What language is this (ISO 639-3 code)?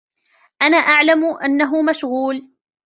ara